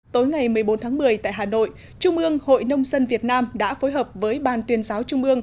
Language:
Vietnamese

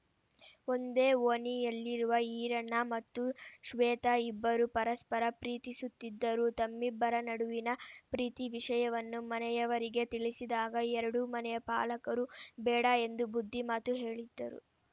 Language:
Kannada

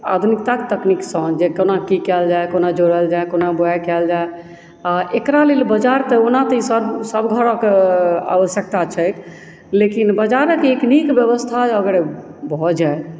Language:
Maithili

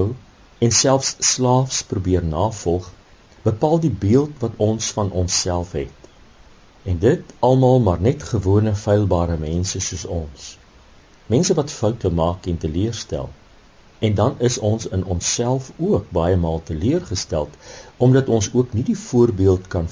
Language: Dutch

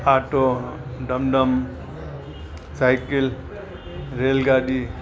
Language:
Sindhi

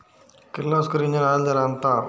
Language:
Telugu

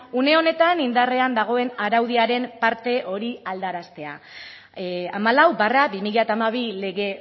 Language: Basque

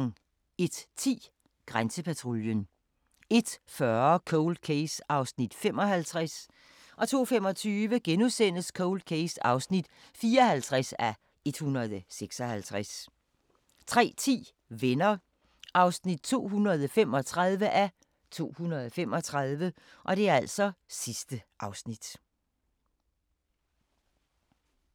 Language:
Danish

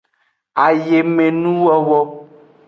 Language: Aja (Benin)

